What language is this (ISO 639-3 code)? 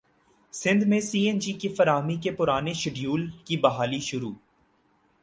urd